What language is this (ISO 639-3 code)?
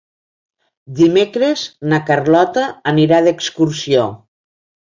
cat